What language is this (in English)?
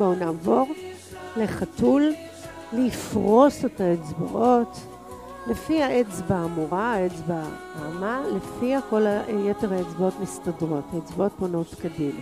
Hebrew